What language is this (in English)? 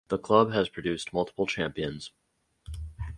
English